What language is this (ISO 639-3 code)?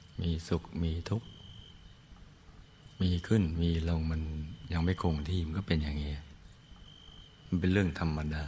tha